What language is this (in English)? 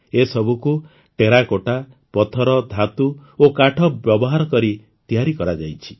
Odia